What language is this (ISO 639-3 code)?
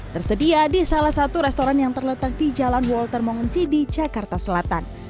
ind